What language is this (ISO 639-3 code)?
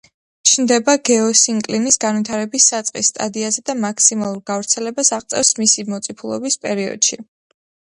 kat